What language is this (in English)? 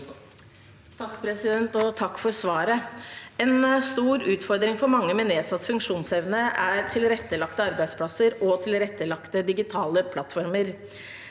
Norwegian